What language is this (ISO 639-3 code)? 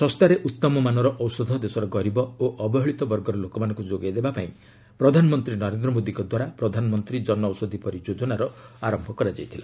ori